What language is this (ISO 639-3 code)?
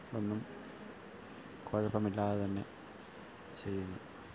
mal